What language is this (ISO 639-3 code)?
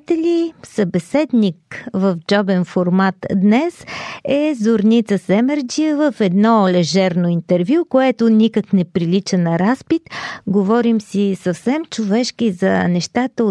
bul